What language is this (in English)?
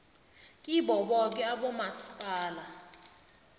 South Ndebele